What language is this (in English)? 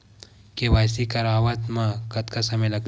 Chhattisgarhi